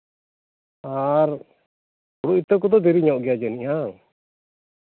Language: Santali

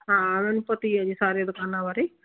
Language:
Punjabi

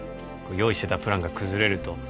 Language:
Japanese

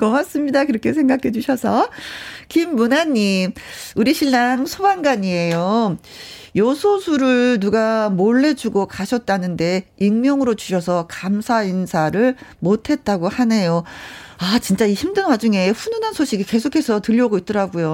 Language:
Korean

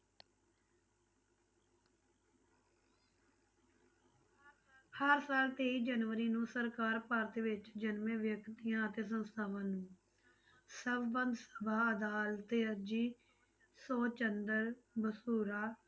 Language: Punjabi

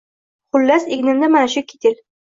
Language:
Uzbek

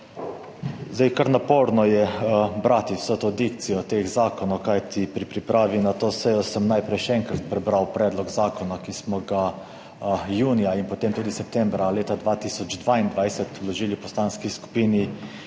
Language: Slovenian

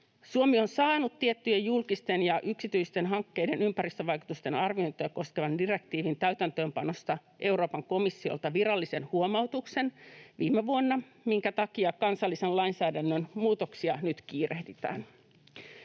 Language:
Finnish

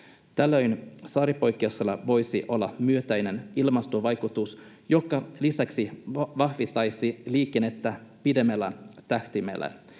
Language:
Finnish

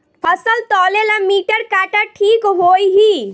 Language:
Bhojpuri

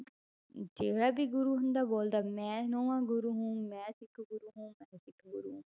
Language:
Punjabi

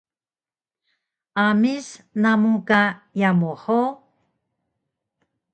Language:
Taroko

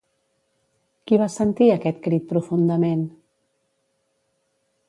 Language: Catalan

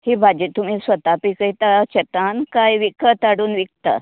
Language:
Konkani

